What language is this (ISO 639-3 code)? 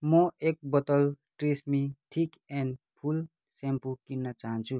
nep